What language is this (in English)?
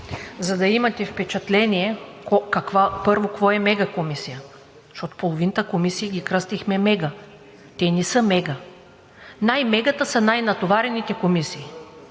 Bulgarian